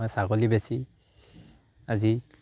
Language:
Assamese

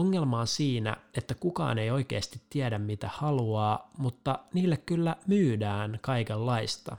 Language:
Finnish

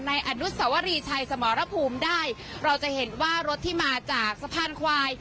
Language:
Thai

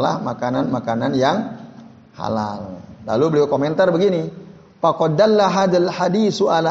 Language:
Indonesian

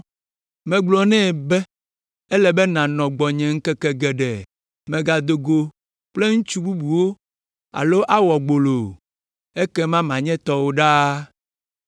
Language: Ewe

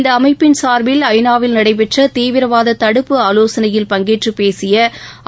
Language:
Tamil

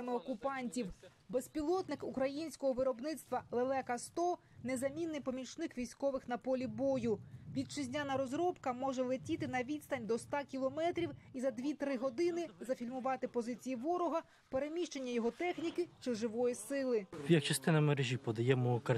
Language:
Ukrainian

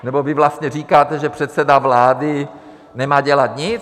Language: Czech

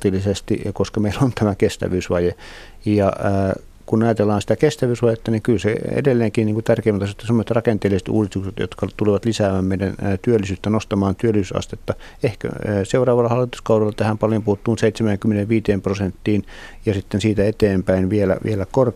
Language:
Finnish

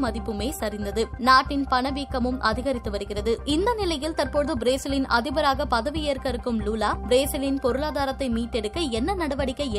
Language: Tamil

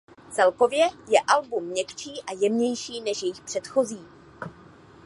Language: Czech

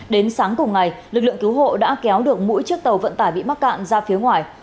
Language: Vietnamese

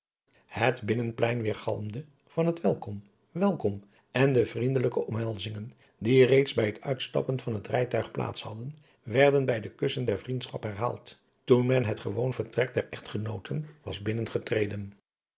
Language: Dutch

